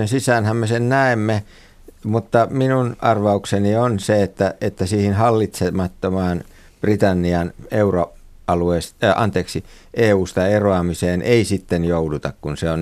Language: Finnish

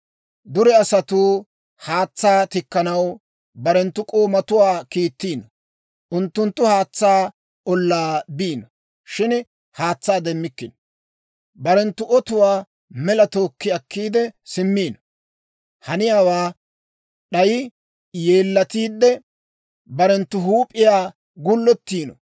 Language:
Dawro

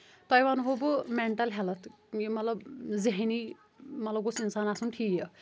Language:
Kashmiri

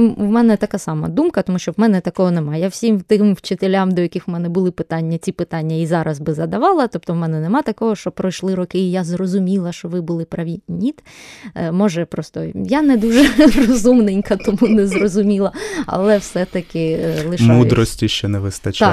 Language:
Ukrainian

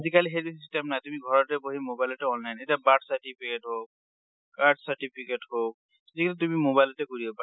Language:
Assamese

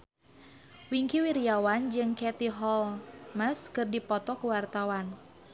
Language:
Sundanese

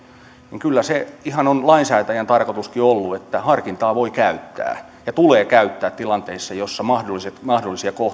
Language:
Finnish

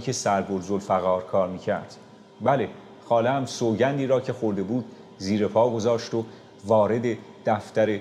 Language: Persian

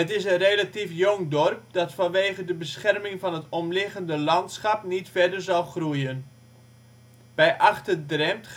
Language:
Dutch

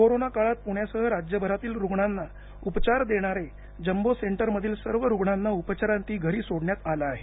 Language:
Marathi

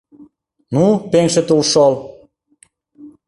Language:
Mari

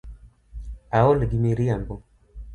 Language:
Luo (Kenya and Tanzania)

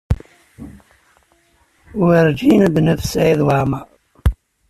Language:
Kabyle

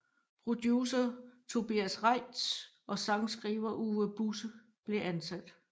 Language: Danish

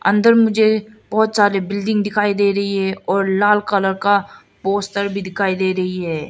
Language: Hindi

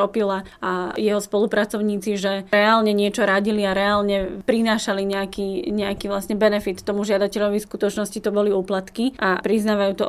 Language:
Slovak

